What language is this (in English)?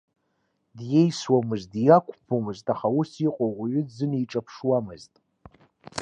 Abkhazian